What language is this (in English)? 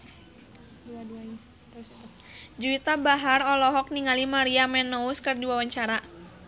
Sundanese